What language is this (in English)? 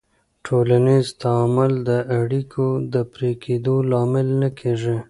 Pashto